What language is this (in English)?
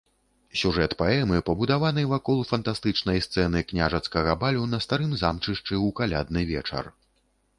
Belarusian